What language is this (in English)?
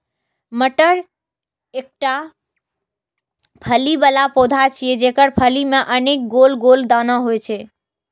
Maithili